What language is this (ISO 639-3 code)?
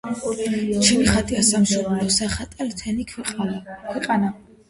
kat